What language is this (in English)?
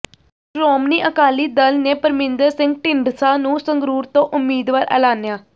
Punjabi